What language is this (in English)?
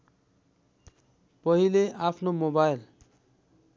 Nepali